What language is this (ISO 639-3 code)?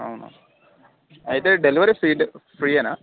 tel